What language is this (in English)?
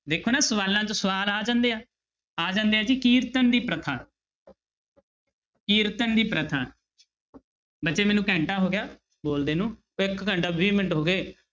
Punjabi